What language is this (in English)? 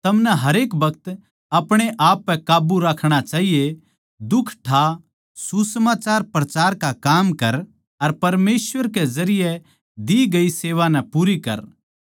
Haryanvi